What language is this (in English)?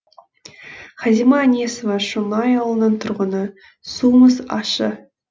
Kazakh